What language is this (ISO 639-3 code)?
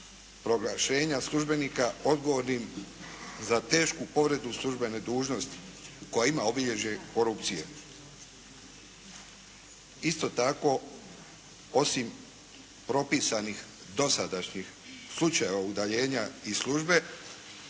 hrv